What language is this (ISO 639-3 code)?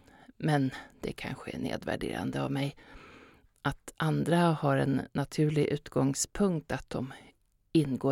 swe